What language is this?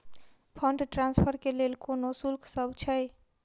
Maithili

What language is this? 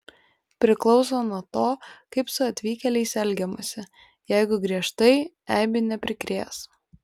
Lithuanian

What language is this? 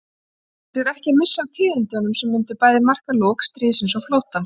Icelandic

